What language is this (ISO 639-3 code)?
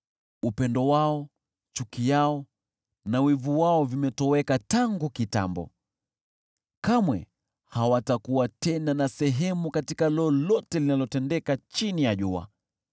swa